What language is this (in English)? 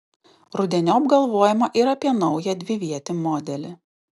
Lithuanian